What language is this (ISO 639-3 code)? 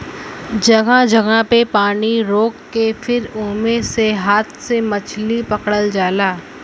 bho